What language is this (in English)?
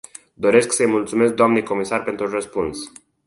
Romanian